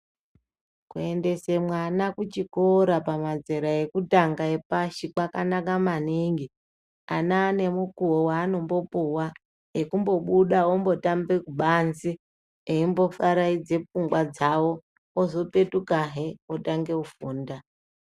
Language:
Ndau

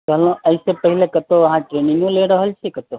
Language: Maithili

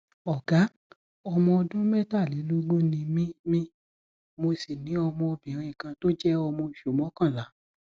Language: Yoruba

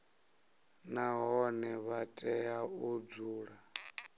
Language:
Venda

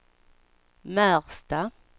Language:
Swedish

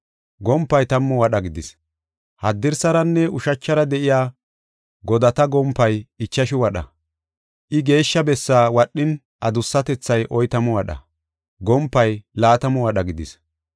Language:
Gofa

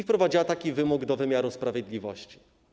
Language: Polish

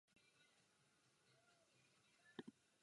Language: Czech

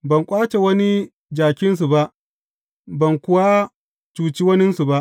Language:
Hausa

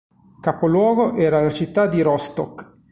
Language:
Italian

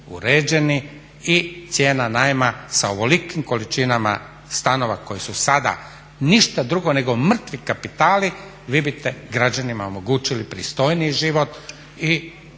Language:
Croatian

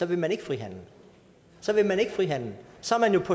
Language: Danish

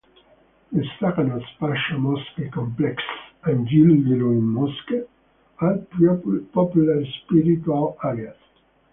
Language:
English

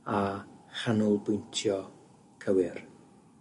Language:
Welsh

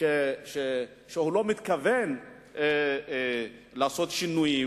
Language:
Hebrew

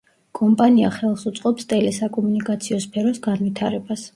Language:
Georgian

